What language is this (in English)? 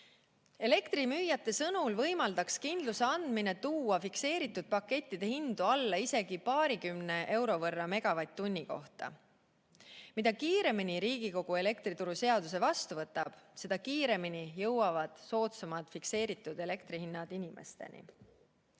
Estonian